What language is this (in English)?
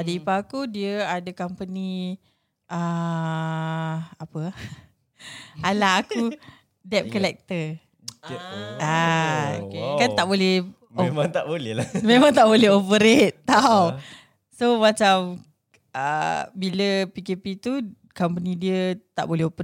Malay